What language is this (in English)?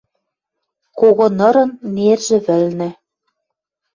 Western Mari